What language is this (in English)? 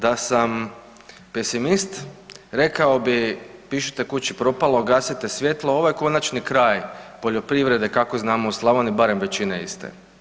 Croatian